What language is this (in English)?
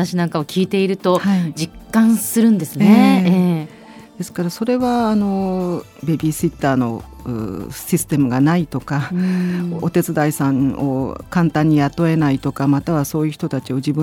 Japanese